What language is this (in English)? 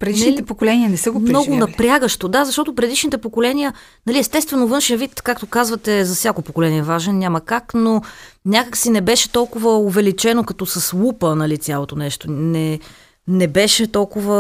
Bulgarian